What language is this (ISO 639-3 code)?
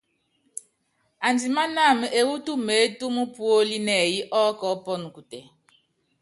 yav